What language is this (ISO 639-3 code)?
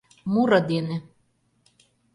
chm